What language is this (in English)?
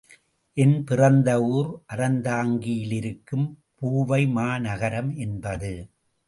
Tamil